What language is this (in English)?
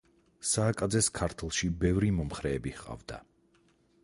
Georgian